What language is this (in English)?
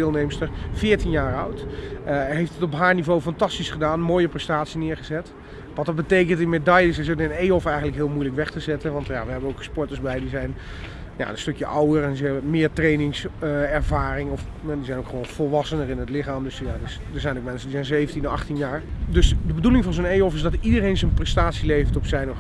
Dutch